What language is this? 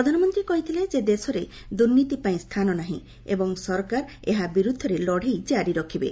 Odia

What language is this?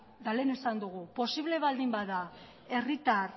Basque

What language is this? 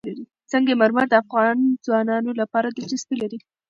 Pashto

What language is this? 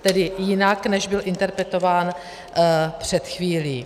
Czech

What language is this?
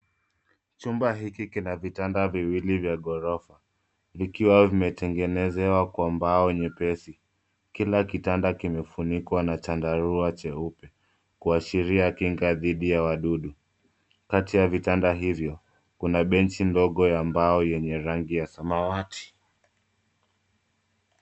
Swahili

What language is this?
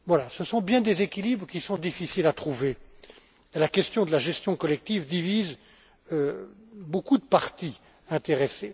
French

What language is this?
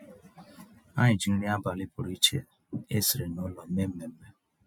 Igbo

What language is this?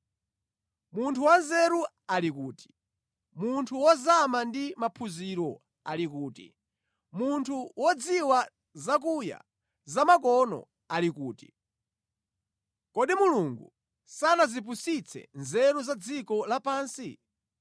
Nyanja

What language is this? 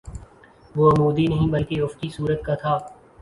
Urdu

